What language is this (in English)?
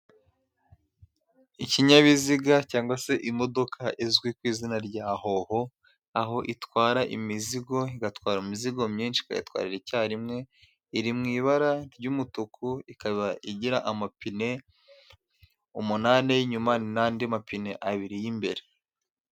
Kinyarwanda